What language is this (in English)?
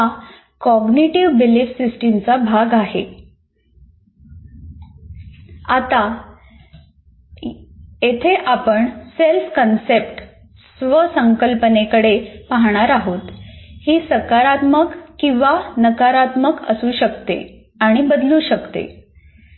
Marathi